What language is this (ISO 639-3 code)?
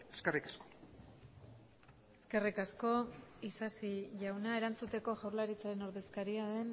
eus